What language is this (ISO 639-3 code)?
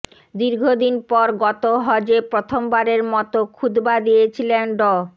ben